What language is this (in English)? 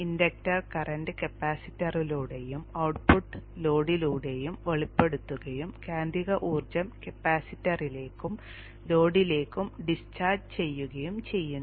Malayalam